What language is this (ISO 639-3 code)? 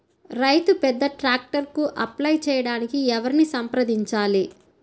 tel